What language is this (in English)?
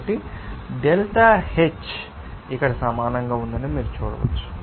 Telugu